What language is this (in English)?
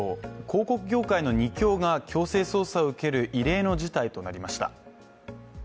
Japanese